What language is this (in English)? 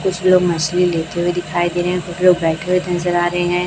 Hindi